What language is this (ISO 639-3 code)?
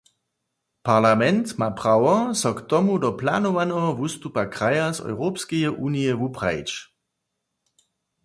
hsb